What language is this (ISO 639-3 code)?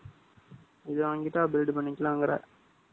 tam